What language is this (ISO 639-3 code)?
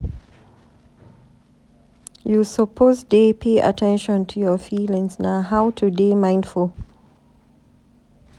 pcm